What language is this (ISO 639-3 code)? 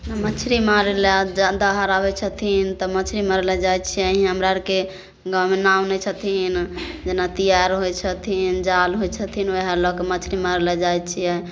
mai